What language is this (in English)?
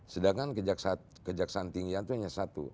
Indonesian